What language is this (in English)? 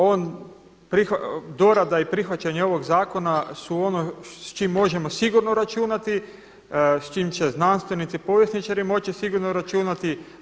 Croatian